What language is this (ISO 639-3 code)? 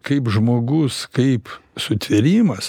lit